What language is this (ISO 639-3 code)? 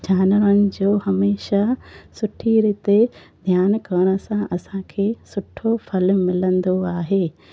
snd